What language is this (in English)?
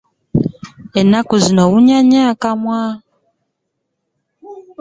Ganda